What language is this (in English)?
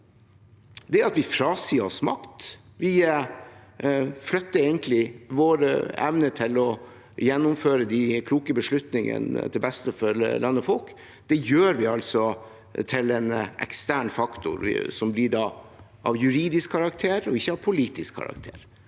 Norwegian